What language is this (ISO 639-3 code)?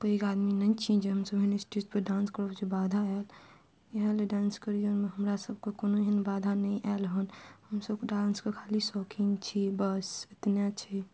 mai